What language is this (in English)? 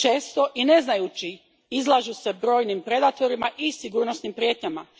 Croatian